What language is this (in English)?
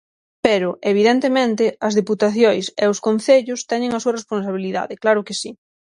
Galician